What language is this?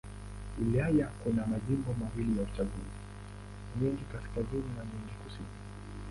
Swahili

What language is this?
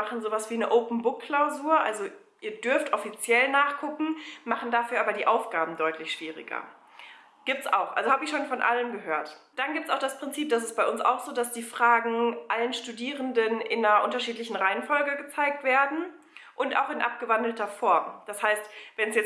German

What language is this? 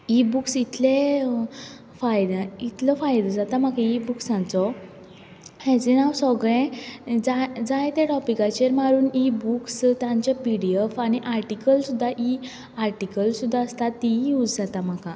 Konkani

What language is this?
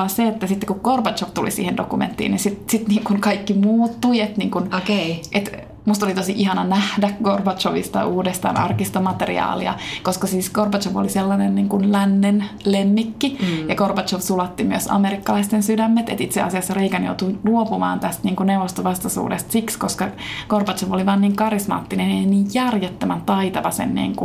Finnish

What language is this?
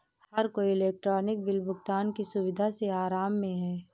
Hindi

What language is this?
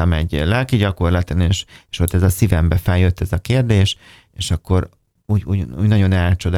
Hungarian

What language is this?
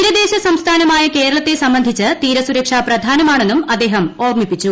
Malayalam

